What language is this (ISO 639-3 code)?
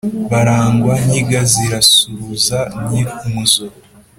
kin